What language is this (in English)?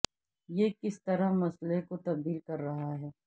Urdu